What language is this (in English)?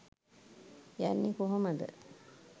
Sinhala